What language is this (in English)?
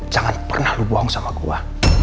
Indonesian